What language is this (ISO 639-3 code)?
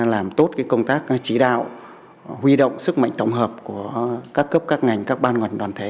vie